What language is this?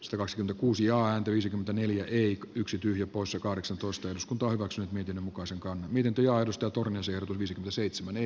Finnish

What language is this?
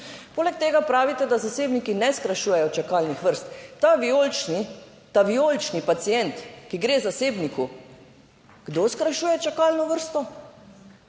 Slovenian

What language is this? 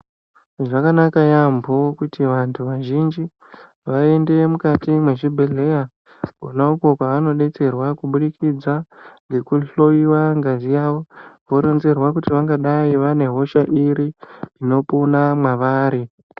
Ndau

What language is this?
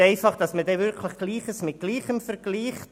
Swiss German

